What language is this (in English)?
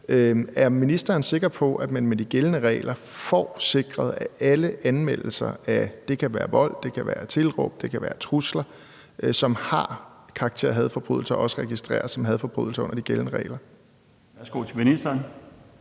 Danish